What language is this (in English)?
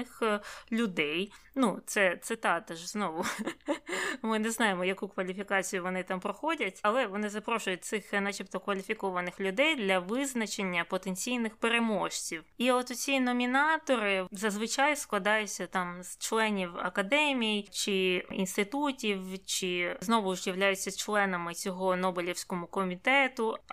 Ukrainian